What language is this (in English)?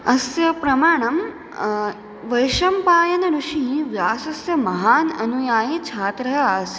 Sanskrit